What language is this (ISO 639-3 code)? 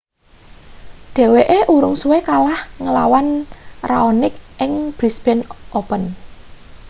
jav